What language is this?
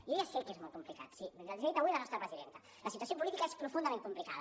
Catalan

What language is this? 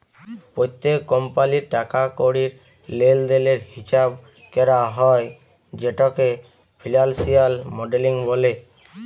Bangla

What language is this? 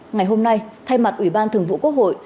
Vietnamese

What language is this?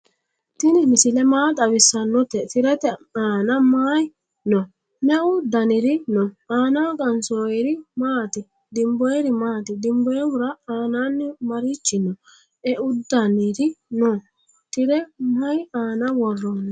Sidamo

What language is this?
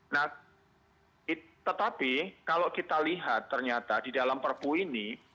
Indonesian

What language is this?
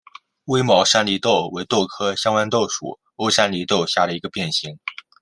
Chinese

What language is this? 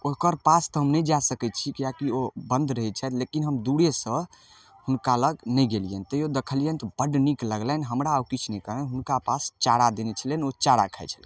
Maithili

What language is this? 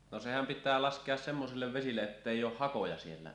Finnish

